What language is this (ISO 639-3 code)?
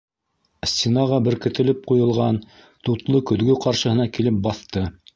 bak